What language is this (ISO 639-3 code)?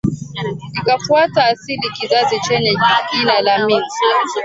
swa